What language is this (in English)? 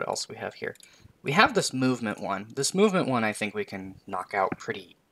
English